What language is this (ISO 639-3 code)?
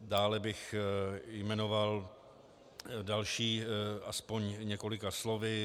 ces